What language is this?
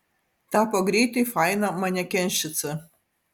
Lithuanian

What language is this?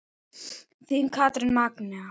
Icelandic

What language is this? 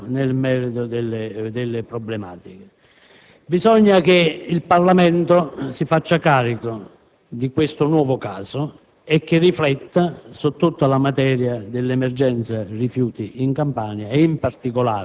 Italian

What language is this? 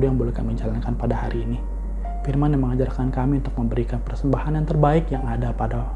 Indonesian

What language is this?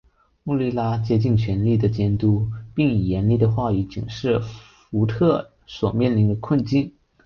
Chinese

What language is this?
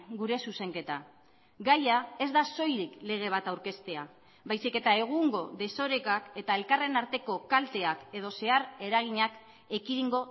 Basque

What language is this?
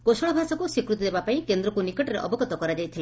Odia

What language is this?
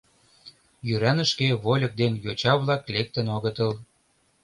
Mari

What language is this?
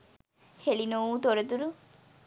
Sinhala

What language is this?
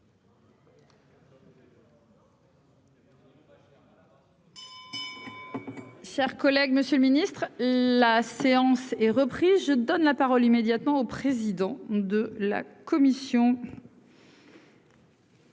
French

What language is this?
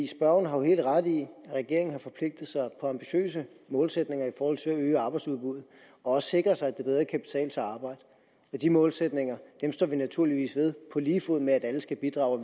Danish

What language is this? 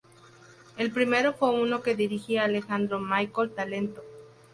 Spanish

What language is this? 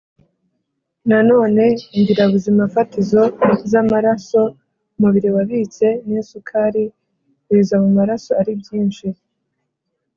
Kinyarwanda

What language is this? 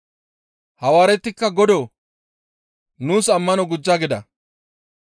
Gamo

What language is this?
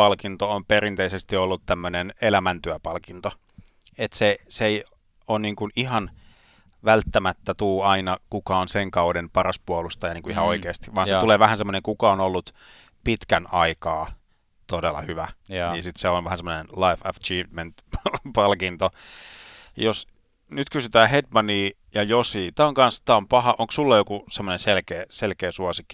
Finnish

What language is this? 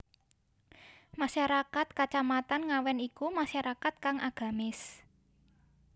Javanese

